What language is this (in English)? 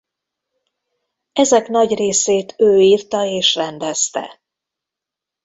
Hungarian